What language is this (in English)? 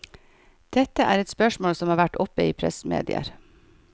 Norwegian